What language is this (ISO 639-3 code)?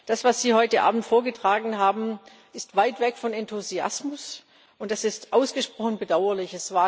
deu